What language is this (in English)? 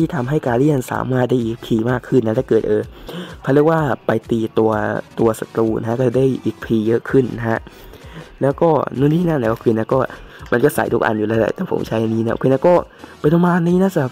Thai